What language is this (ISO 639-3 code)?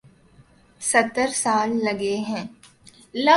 urd